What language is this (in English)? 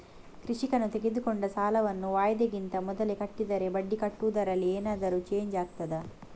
Kannada